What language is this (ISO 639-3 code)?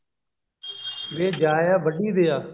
pan